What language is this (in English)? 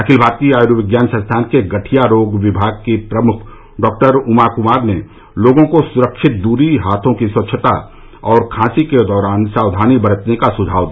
Hindi